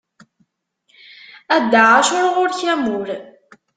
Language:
Kabyle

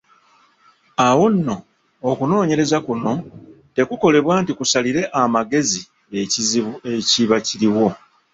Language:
Ganda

